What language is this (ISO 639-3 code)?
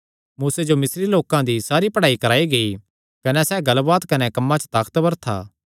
xnr